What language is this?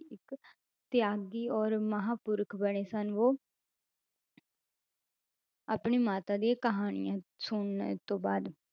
Punjabi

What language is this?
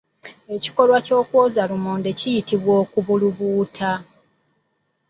Ganda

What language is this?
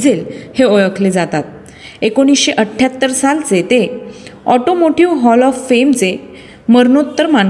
Marathi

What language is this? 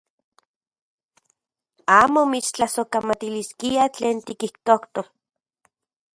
Central Puebla Nahuatl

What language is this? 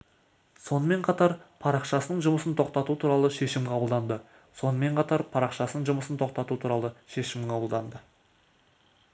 Kazakh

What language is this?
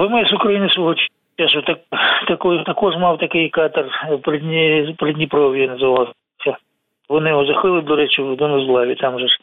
Ukrainian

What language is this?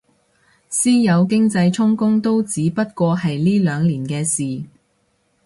Cantonese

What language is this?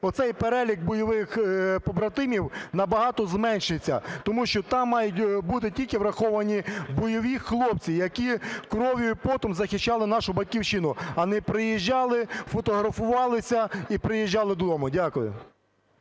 Ukrainian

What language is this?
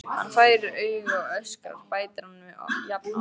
Icelandic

